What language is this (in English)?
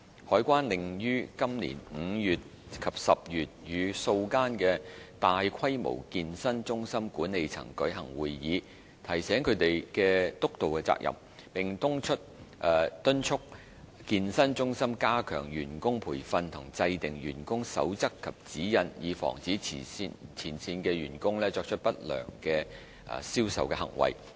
Cantonese